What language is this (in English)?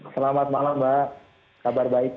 Indonesian